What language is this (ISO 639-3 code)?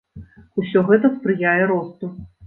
bel